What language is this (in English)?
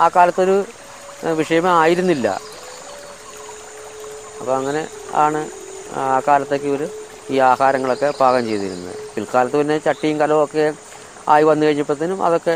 Malayalam